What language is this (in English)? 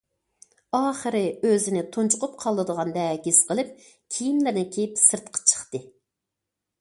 Uyghur